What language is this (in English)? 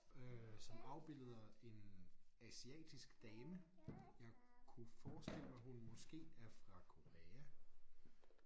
Danish